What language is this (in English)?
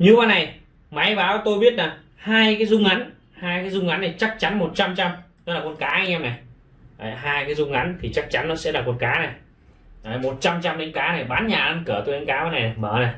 Vietnamese